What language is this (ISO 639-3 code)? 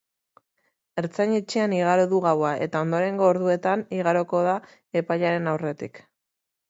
eus